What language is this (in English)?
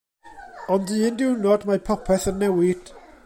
Welsh